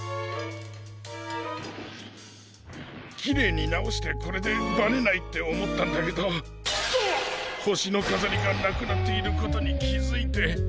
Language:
Japanese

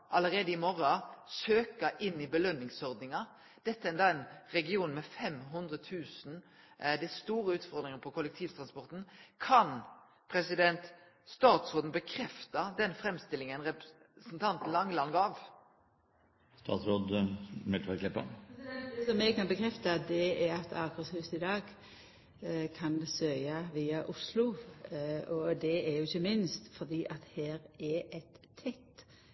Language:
Norwegian Nynorsk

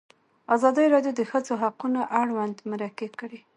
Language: Pashto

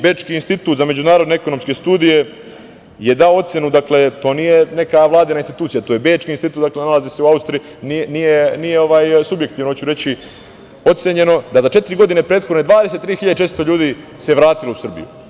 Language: Serbian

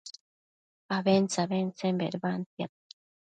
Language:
Matsés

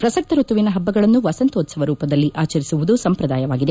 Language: Kannada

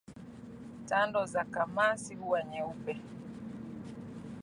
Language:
Swahili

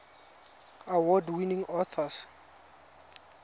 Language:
Tswana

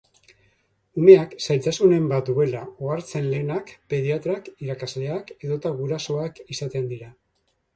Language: Basque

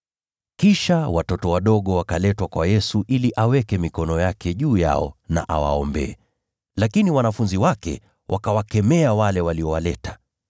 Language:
Swahili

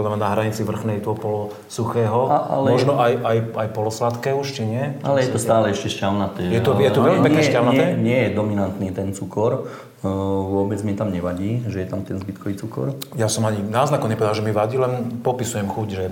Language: Slovak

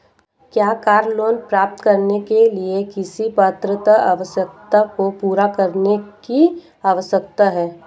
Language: Hindi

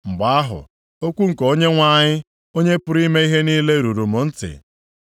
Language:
Igbo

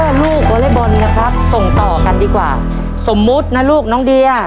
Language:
Thai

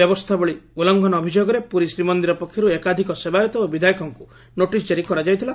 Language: Odia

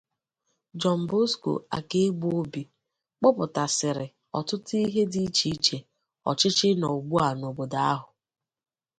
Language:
Igbo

